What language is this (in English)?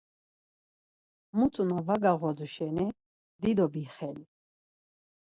Laz